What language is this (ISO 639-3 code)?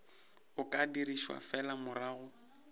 nso